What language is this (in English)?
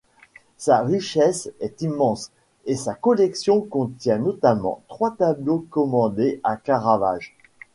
French